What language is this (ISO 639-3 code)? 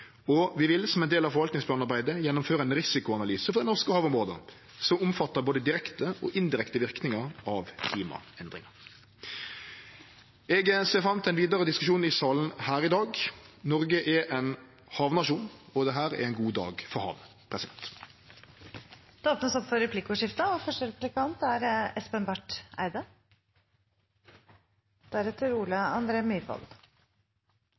nor